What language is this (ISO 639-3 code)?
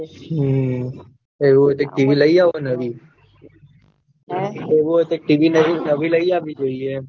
guj